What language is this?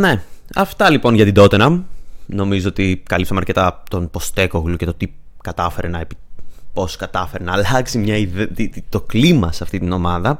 Greek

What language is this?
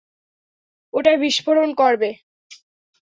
Bangla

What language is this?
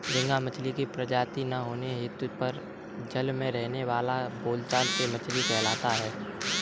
Hindi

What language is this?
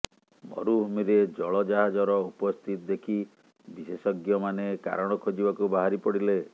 Odia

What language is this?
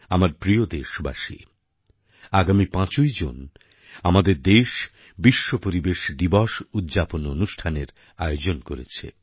Bangla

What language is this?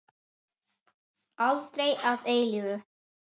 Icelandic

